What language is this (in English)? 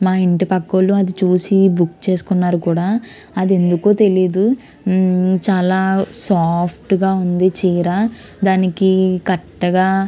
Telugu